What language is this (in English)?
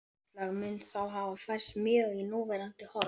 Icelandic